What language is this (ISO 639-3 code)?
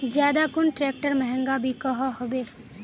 mag